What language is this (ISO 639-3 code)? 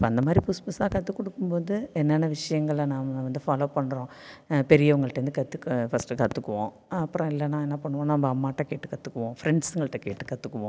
tam